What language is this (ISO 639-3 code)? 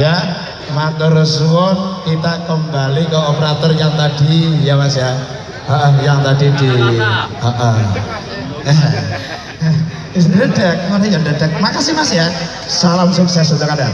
ind